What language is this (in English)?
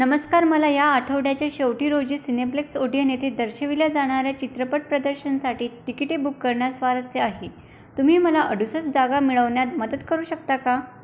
Marathi